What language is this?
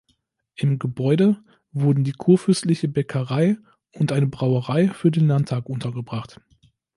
German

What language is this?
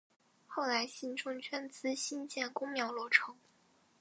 Chinese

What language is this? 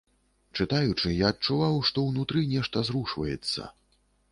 Belarusian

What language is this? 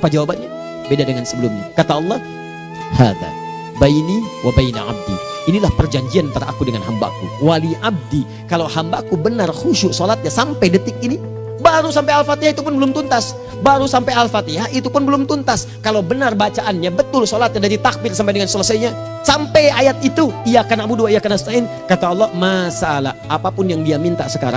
Indonesian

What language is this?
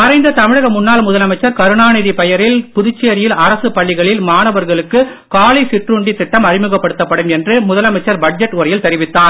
Tamil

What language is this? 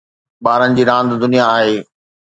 Sindhi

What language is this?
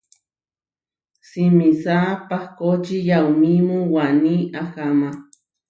Huarijio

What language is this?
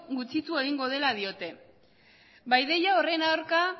Basque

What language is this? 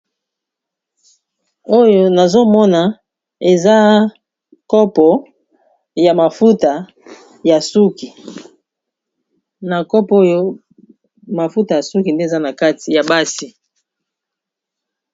Lingala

